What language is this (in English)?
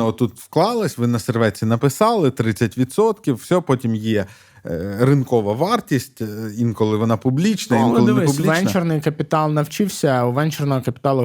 Ukrainian